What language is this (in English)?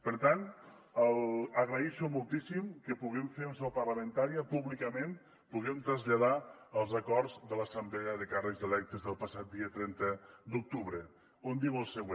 Catalan